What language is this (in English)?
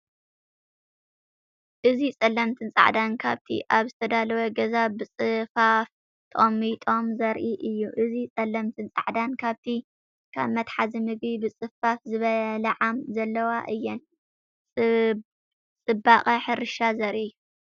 Tigrinya